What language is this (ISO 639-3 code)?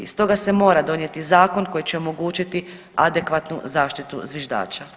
hrv